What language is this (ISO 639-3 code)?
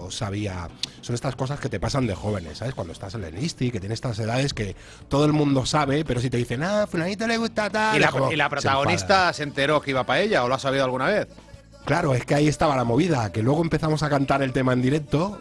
spa